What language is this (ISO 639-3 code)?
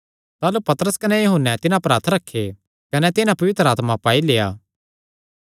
xnr